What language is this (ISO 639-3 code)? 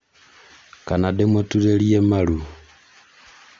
kik